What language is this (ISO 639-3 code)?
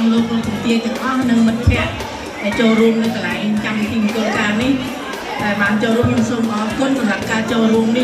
tha